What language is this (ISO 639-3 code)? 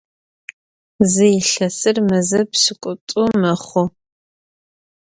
ady